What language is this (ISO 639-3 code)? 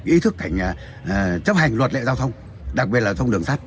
vie